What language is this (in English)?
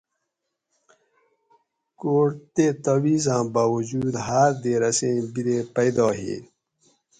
Gawri